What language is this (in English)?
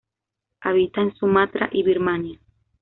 Spanish